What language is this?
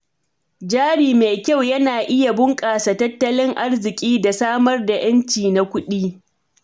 Hausa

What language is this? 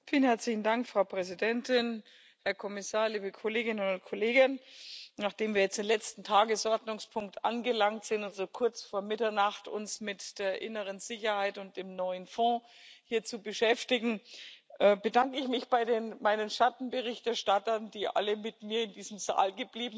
German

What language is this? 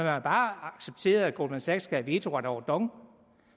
Danish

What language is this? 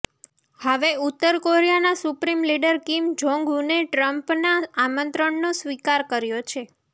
Gujarati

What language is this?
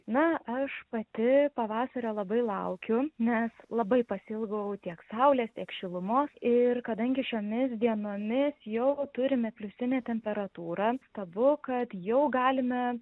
Lithuanian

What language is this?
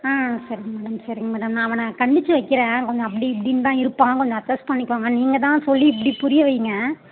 Tamil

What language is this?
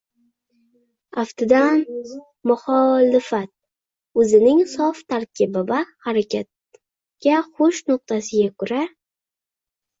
Uzbek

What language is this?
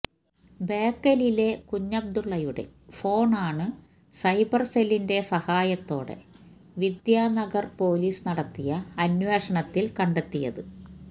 Malayalam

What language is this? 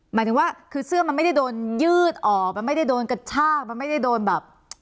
Thai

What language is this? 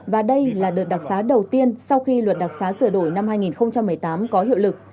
Vietnamese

